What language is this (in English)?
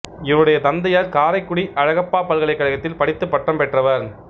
Tamil